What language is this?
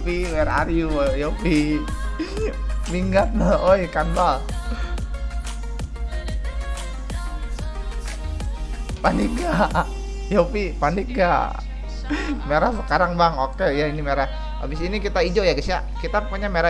Indonesian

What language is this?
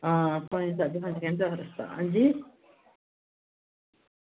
Dogri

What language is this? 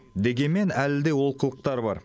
Kazakh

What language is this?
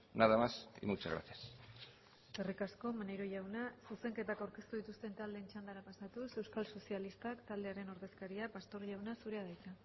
Basque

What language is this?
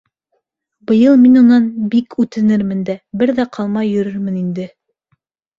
Bashkir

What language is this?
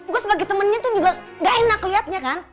Indonesian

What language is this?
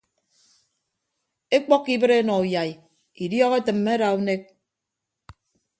Ibibio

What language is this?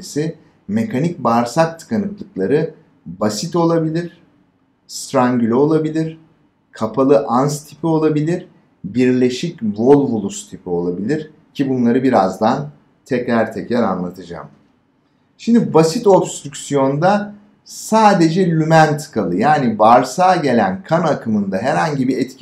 Turkish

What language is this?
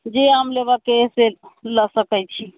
Maithili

